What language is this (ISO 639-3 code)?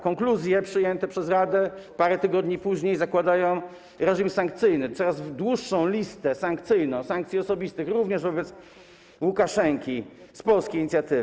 pol